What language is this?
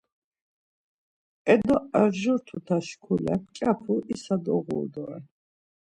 Laz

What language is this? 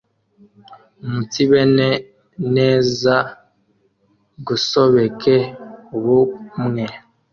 Kinyarwanda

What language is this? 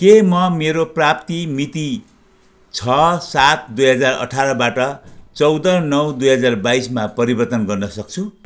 Nepali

